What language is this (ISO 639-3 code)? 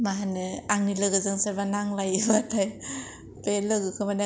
brx